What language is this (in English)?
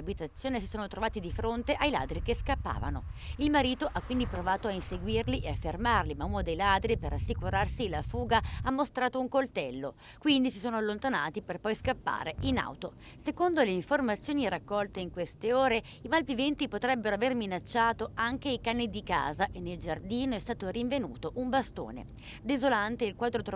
Italian